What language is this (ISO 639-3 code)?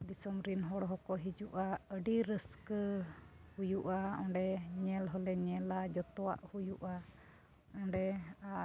sat